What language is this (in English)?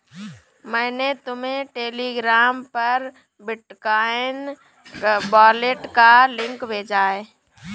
Hindi